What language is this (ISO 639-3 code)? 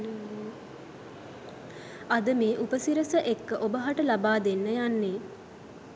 sin